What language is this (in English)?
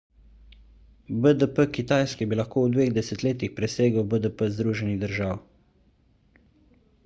Slovenian